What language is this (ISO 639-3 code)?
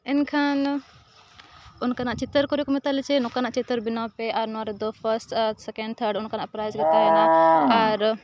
sat